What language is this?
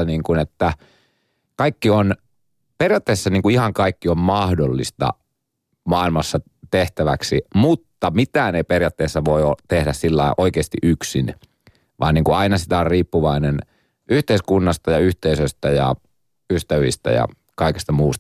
Finnish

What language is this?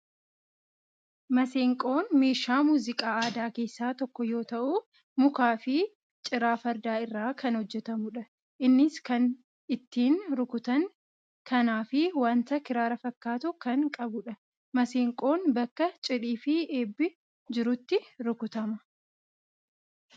Oromo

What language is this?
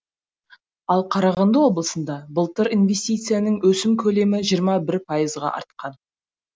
Kazakh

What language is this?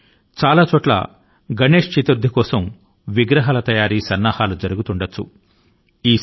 Telugu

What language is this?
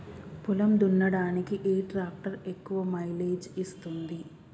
Telugu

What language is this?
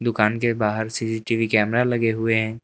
Hindi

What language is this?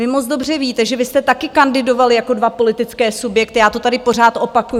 Czech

